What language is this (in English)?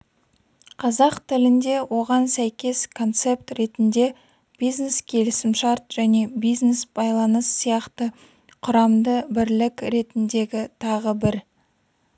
Kazakh